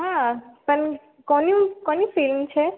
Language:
Gujarati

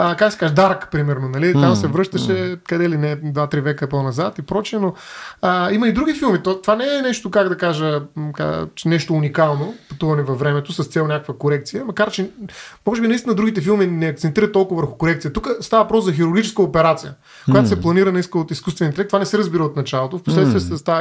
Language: Bulgarian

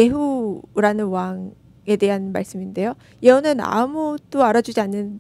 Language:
Korean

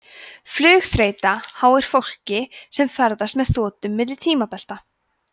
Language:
Icelandic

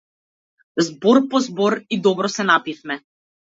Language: Macedonian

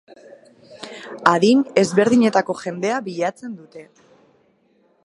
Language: Basque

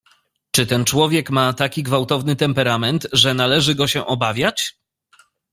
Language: Polish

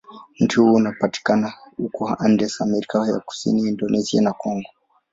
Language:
Swahili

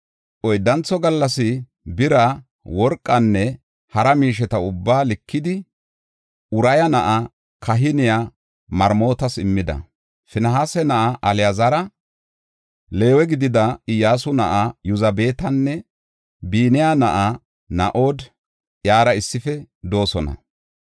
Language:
Gofa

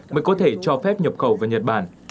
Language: Vietnamese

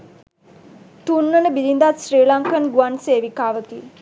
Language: Sinhala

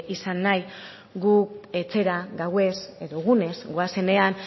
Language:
Basque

